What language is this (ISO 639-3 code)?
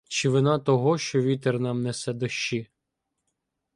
ukr